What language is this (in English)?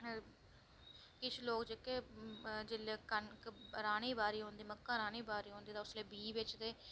Dogri